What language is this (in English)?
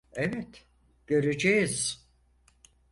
Turkish